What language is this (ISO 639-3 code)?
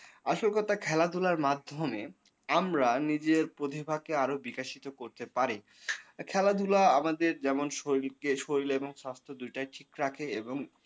ben